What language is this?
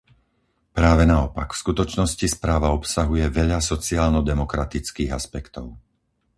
Slovak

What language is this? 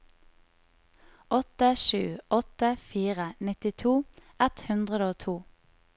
Norwegian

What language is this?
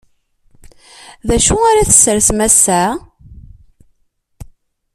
Kabyle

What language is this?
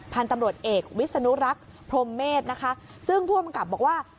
Thai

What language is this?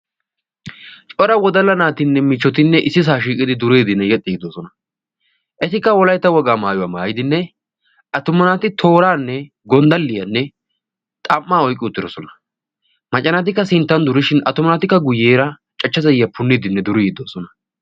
Wolaytta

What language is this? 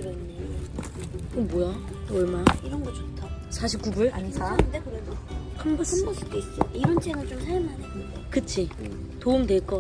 Korean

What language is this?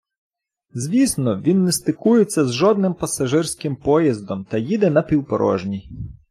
Ukrainian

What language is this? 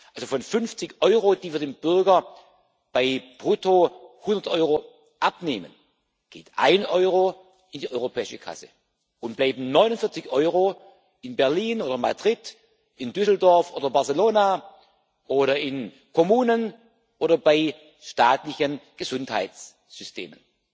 German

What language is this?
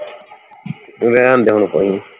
Punjabi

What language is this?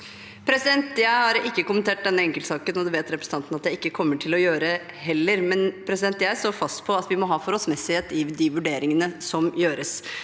Norwegian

